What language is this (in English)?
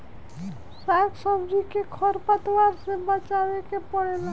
Bhojpuri